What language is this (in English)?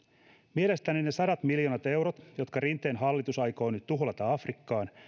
Finnish